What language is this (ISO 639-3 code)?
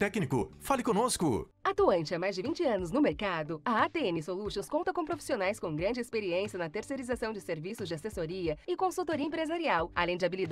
por